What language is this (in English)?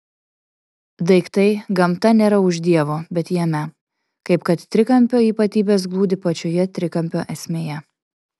Lithuanian